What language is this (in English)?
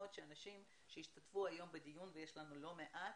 Hebrew